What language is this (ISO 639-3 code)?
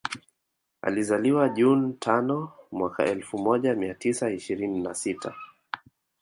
swa